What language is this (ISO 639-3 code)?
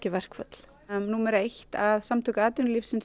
isl